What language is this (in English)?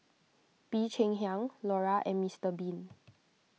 English